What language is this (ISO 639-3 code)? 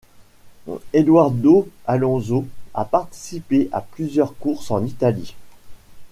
fra